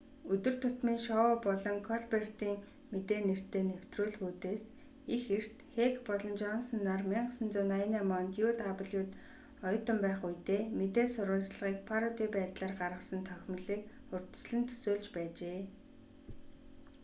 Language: Mongolian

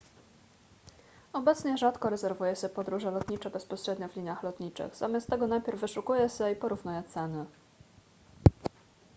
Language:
Polish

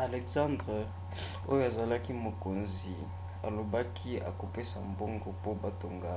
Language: Lingala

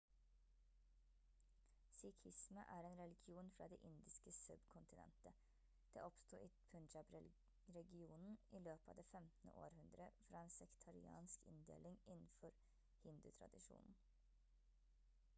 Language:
Norwegian Bokmål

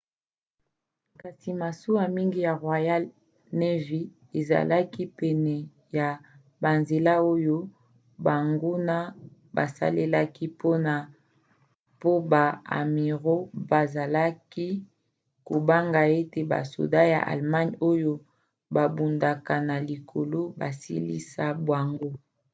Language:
Lingala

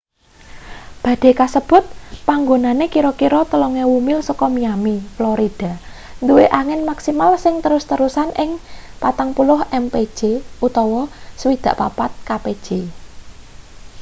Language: Javanese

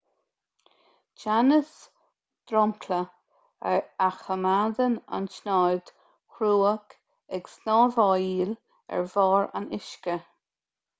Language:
Irish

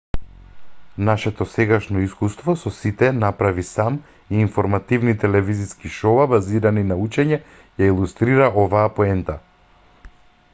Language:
Macedonian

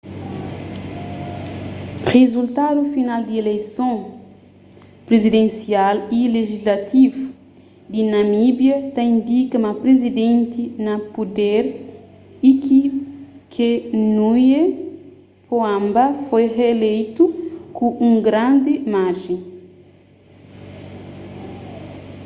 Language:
Kabuverdianu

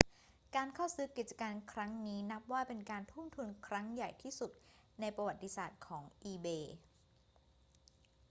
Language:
Thai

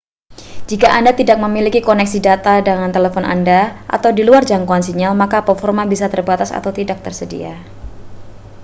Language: Indonesian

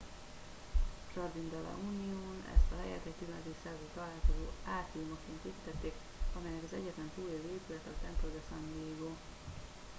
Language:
Hungarian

